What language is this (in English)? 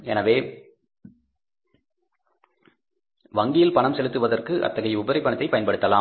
Tamil